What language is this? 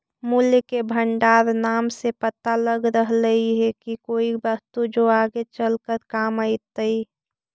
Magahi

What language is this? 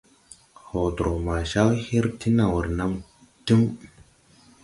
Tupuri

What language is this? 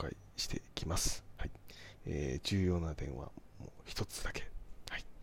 Japanese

